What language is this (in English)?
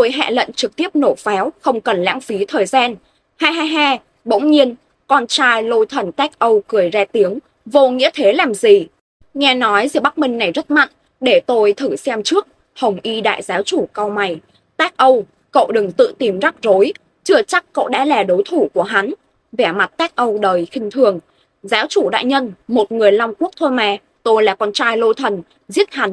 Vietnamese